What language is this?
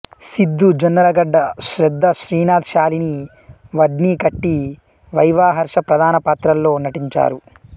Telugu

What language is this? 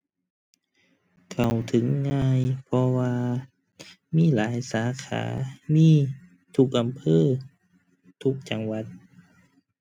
Thai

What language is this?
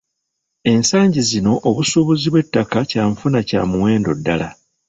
Ganda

